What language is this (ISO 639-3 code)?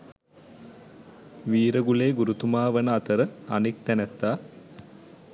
sin